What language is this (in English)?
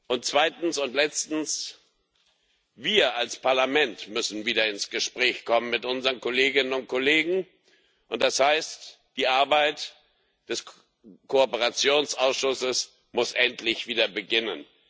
German